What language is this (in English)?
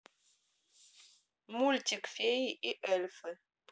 Russian